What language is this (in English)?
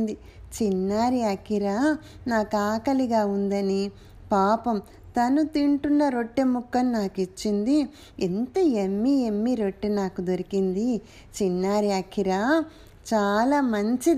Telugu